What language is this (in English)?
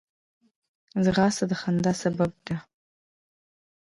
Pashto